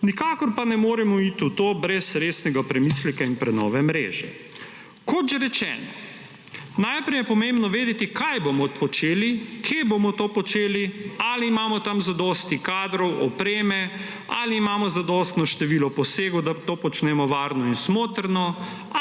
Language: Slovenian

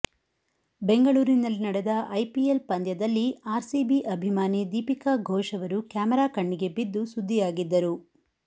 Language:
Kannada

